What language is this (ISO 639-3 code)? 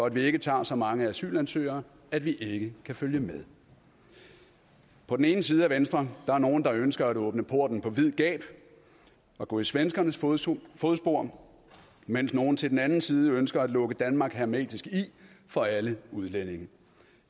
dan